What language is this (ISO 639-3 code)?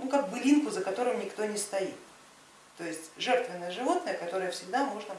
rus